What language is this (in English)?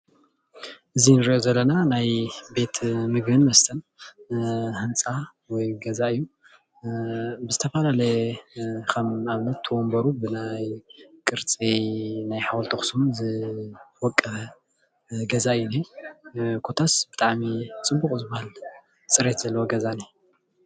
Tigrinya